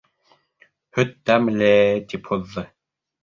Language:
Bashkir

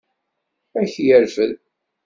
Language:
Kabyle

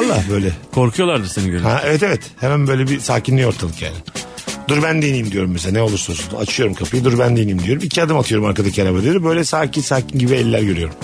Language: Turkish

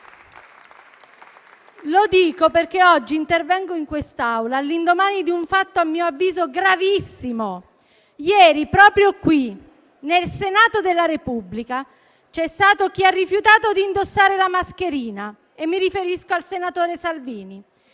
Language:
Italian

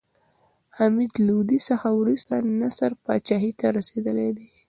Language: Pashto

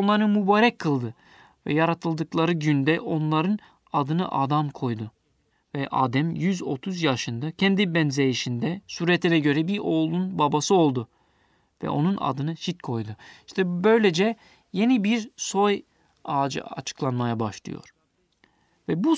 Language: Turkish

